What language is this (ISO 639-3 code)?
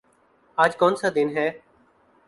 urd